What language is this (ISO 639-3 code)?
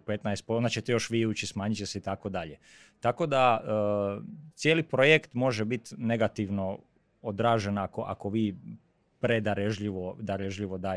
hrv